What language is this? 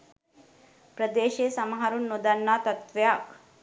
Sinhala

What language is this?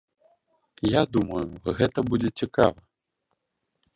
Belarusian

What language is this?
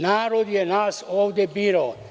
Serbian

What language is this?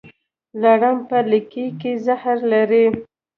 Pashto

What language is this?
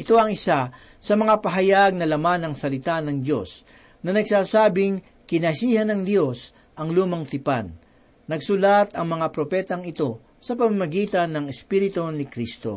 Filipino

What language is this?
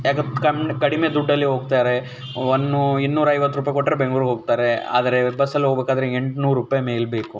Kannada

